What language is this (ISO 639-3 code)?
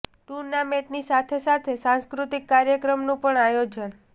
guj